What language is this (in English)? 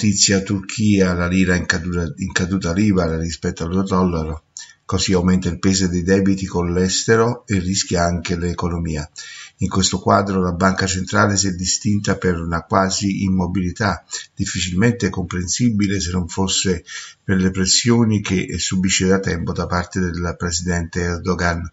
Italian